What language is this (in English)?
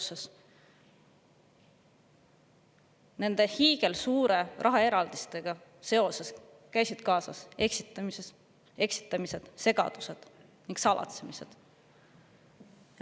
Estonian